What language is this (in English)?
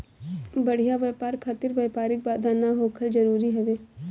Bhojpuri